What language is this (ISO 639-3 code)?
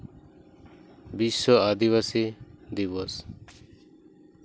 sat